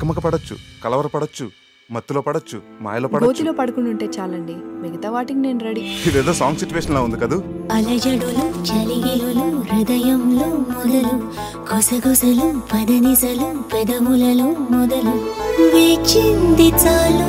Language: Romanian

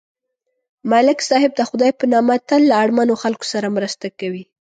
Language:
Pashto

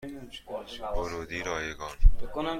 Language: Persian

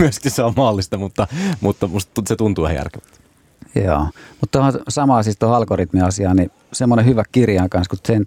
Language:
Finnish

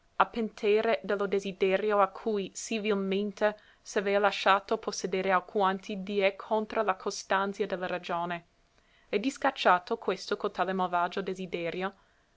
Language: Italian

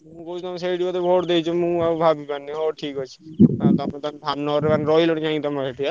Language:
Odia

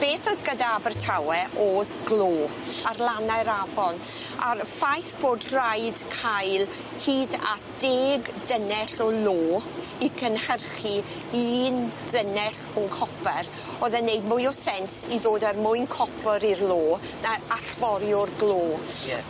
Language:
Welsh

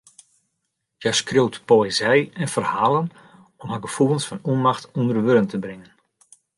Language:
Western Frisian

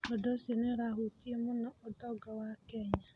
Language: Kikuyu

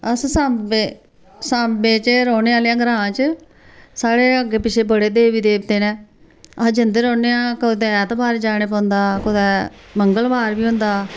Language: Dogri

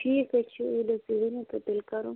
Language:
Kashmiri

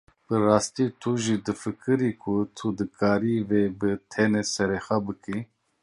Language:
Kurdish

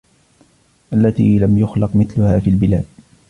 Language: Arabic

